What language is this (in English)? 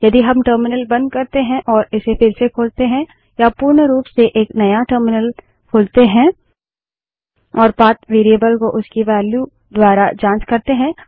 Hindi